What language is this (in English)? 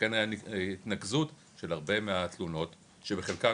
Hebrew